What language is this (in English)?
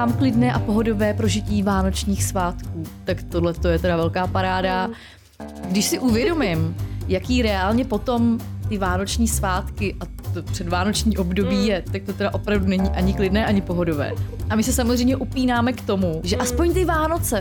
Czech